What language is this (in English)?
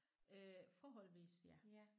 Danish